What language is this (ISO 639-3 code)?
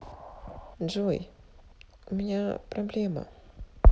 rus